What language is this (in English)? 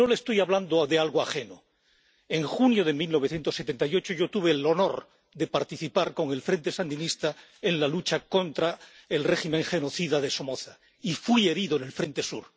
Spanish